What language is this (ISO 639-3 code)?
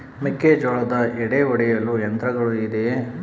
kan